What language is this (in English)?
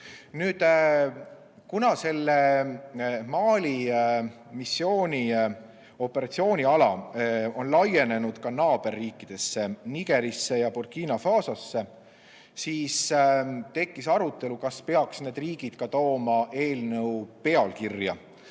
Estonian